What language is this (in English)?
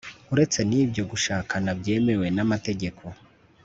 Kinyarwanda